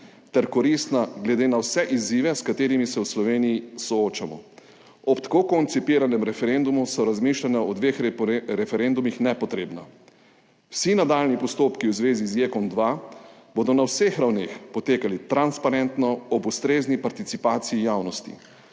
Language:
Slovenian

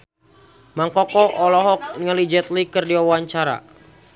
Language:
Sundanese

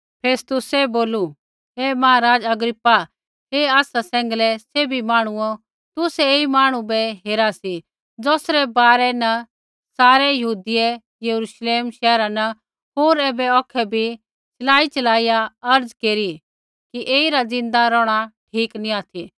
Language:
Kullu Pahari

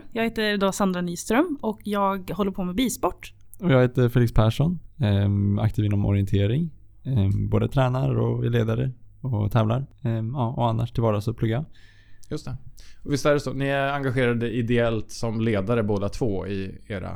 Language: Swedish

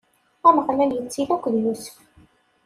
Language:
Kabyle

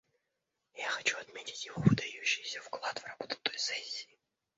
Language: Russian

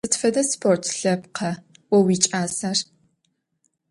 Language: Adyghe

